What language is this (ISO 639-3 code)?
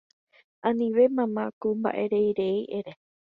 grn